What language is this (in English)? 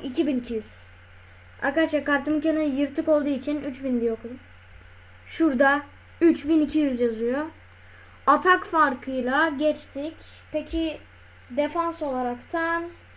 Turkish